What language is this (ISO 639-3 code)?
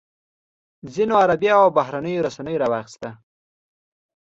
pus